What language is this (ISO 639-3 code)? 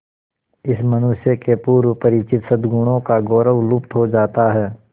hin